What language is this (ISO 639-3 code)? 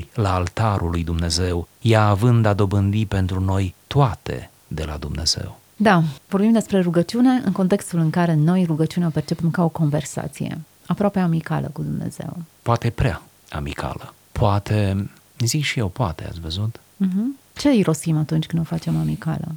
ron